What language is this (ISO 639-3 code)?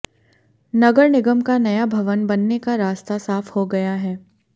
hin